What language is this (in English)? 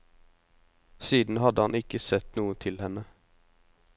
Norwegian